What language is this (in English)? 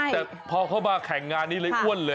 Thai